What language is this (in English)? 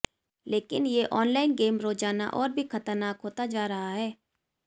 Hindi